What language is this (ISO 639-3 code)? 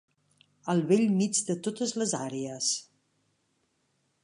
cat